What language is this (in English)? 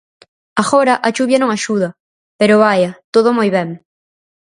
Galician